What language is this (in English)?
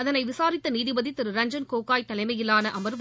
Tamil